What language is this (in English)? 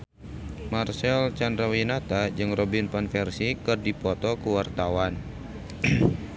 Sundanese